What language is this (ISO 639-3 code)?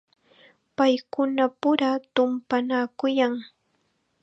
qxa